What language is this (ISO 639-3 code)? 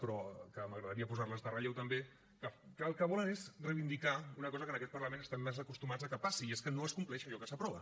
cat